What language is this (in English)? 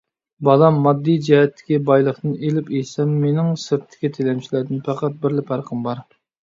Uyghur